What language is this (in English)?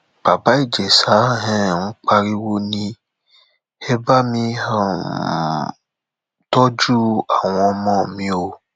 Yoruba